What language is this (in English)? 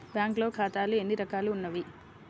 Telugu